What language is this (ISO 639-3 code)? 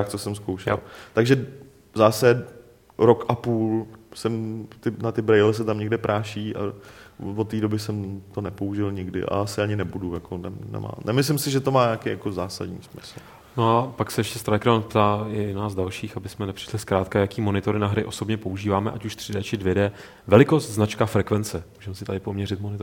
ces